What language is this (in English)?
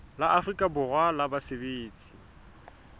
Southern Sotho